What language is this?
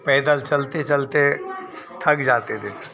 Hindi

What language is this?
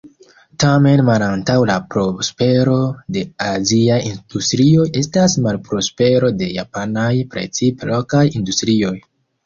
Esperanto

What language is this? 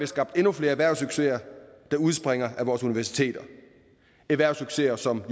Danish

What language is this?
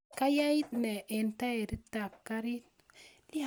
Kalenjin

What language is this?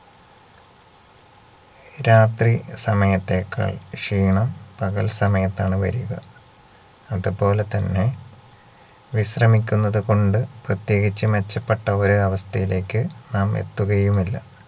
Malayalam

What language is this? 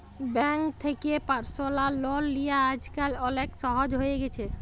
Bangla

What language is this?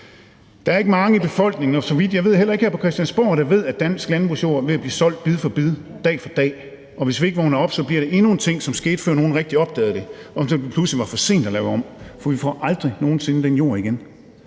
Danish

